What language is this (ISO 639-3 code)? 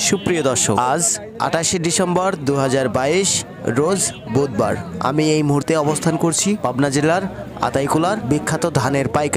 ben